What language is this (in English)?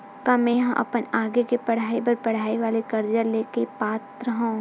Chhattisgarhi